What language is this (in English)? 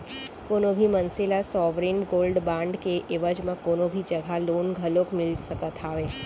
Chhattisgarhi